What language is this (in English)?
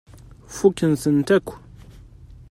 Kabyle